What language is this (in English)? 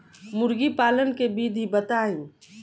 Bhojpuri